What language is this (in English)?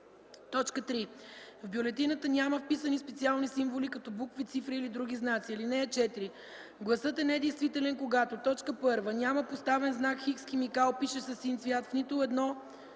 Bulgarian